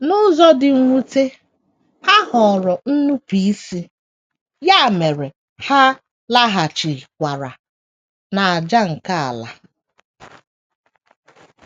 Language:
Igbo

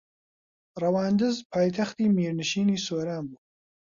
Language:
Central Kurdish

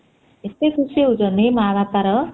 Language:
Odia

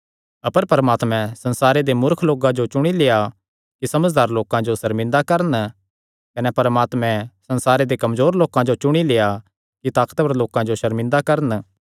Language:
Kangri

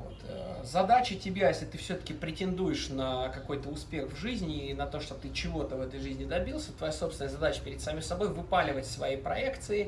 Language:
Russian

